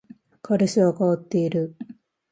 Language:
Japanese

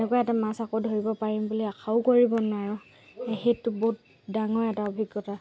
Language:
Assamese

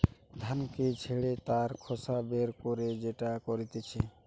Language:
Bangla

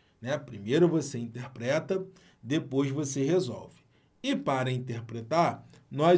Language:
Portuguese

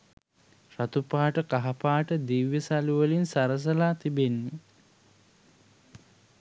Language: Sinhala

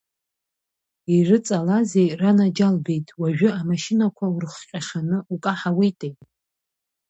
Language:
Abkhazian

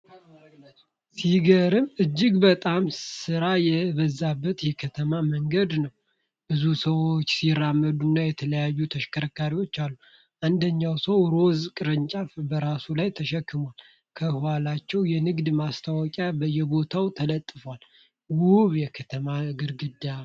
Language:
Amharic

